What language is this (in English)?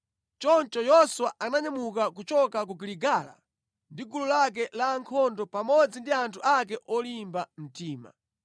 Nyanja